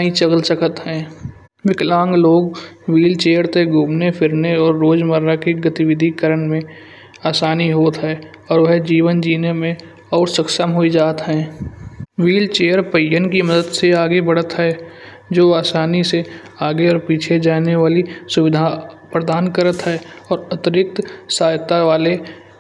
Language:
Kanauji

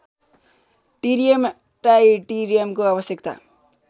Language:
Nepali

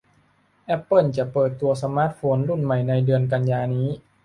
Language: Thai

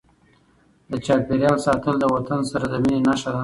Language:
Pashto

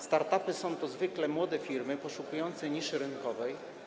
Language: Polish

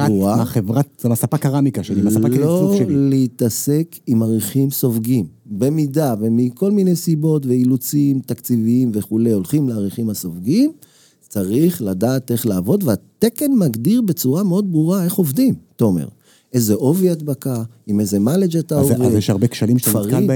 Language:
Hebrew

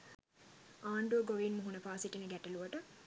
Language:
Sinhala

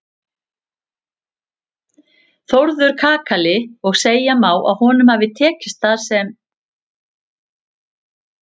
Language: Icelandic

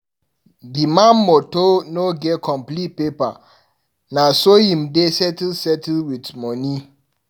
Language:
Nigerian Pidgin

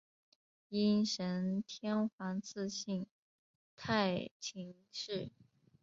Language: Chinese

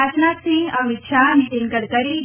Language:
Gujarati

